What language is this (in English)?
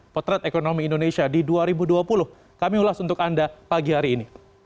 Indonesian